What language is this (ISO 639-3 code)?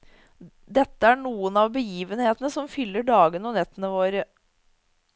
nor